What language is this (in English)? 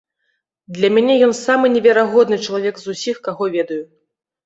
Belarusian